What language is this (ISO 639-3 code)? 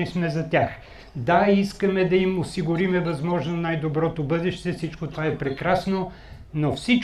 bul